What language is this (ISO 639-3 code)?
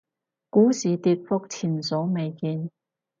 yue